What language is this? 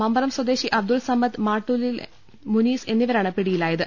Malayalam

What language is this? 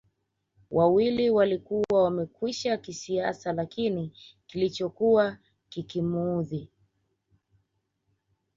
Swahili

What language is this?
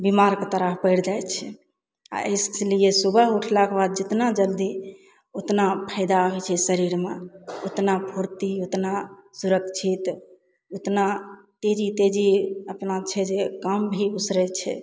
Maithili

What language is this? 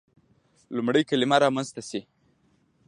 Pashto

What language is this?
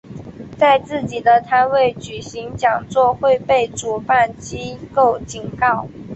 Chinese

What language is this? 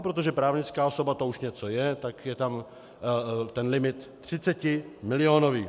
Czech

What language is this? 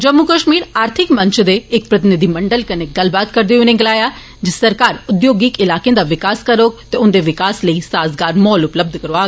Dogri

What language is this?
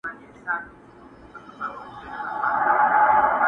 Pashto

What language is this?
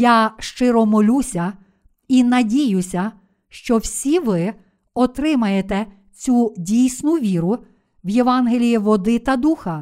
Ukrainian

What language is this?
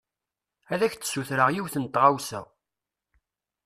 Kabyle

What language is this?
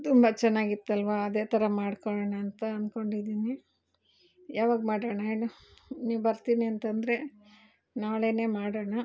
Kannada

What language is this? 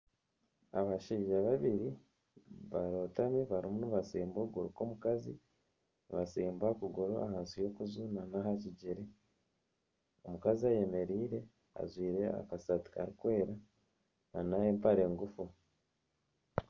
Nyankole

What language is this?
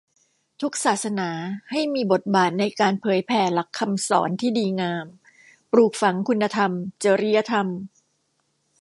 Thai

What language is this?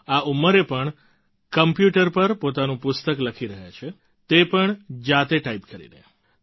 Gujarati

